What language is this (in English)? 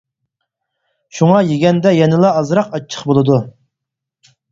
Uyghur